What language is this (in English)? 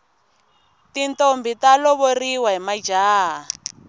Tsonga